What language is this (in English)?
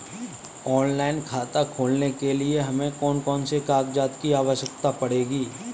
Hindi